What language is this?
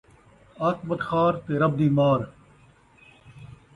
Saraiki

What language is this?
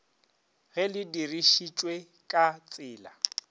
Northern Sotho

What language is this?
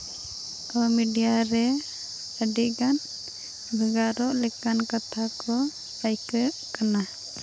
Santali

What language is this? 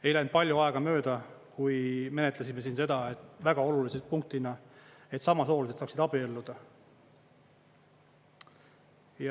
Estonian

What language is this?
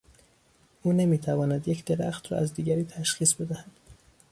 Persian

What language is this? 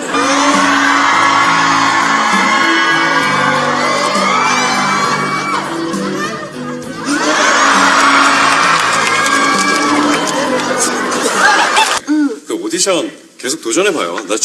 Korean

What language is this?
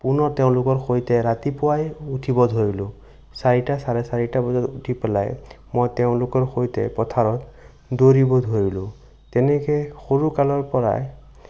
Assamese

